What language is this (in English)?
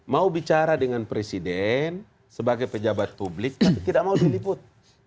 Indonesian